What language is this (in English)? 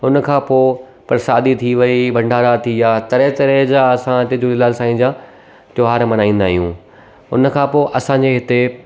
Sindhi